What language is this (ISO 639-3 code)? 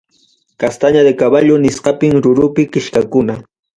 quy